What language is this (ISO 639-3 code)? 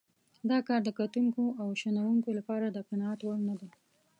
pus